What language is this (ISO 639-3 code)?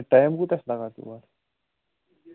kas